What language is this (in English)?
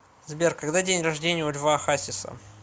Russian